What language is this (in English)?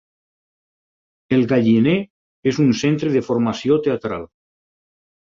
Catalan